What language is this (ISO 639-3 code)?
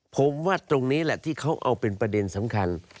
tha